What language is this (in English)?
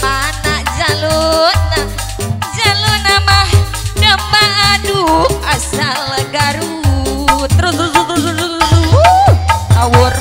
Indonesian